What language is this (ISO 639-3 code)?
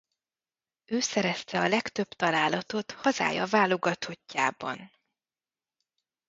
hun